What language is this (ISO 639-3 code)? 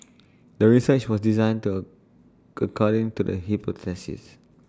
eng